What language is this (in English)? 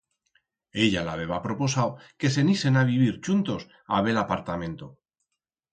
Aragonese